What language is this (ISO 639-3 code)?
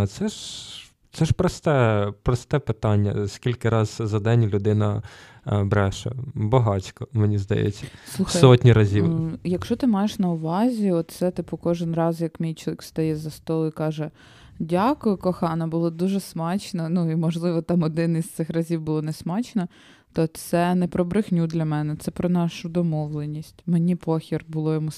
ukr